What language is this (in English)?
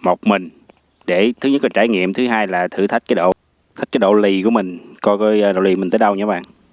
Vietnamese